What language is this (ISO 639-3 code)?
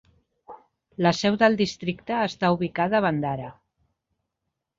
cat